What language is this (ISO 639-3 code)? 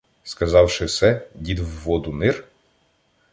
ukr